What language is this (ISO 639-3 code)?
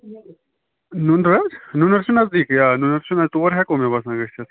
kas